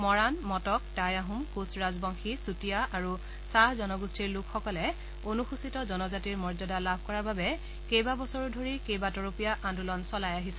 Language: Assamese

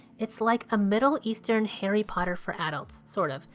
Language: English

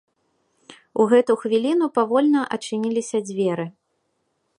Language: Belarusian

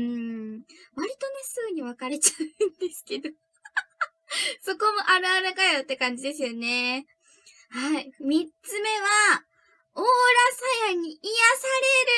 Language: Japanese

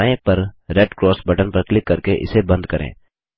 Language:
Hindi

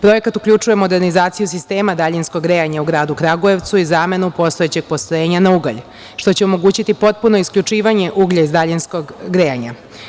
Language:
Serbian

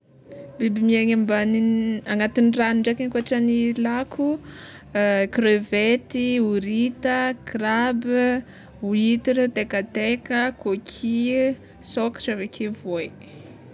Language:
Tsimihety Malagasy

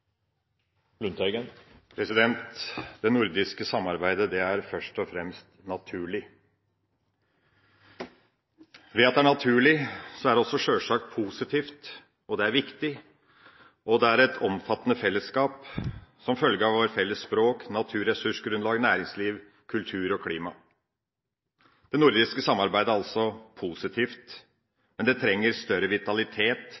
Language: Norwegian Bokmål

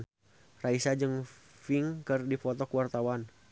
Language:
Sundanese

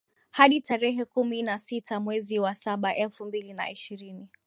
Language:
Swahili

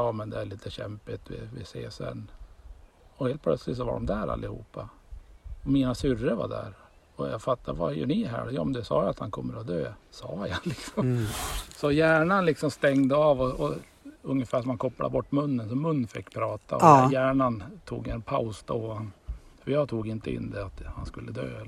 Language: Swedish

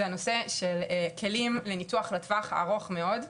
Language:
Hebrew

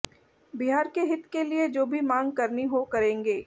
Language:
Hindi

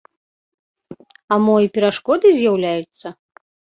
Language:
Belarusian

